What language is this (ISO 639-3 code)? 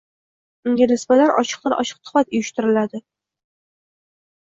uzb